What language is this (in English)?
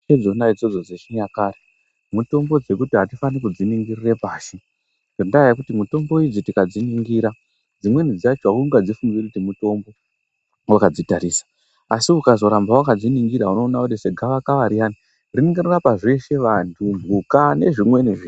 Ndau